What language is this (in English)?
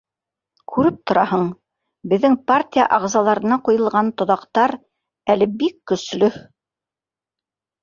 Bashkir